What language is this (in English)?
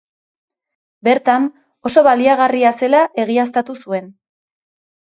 Basque